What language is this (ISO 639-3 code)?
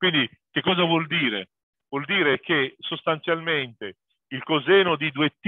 ita